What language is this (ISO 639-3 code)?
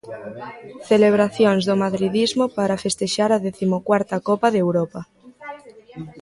glg